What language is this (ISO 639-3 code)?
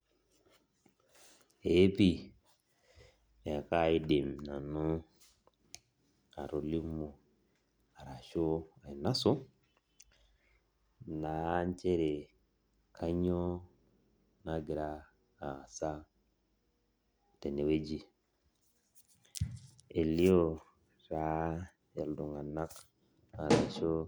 mas